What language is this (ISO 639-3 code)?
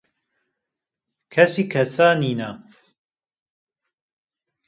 kur